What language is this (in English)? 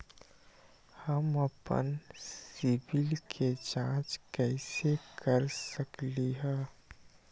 Magahi